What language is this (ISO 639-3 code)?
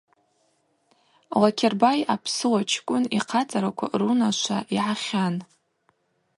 abq